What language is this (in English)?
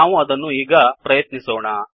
Kannada